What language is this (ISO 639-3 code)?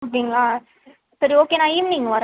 tam